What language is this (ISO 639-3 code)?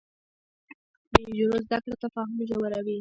pus